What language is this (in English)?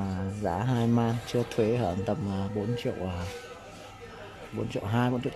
Vietnamese